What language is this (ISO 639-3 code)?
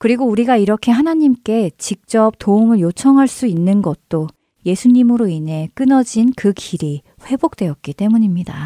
kor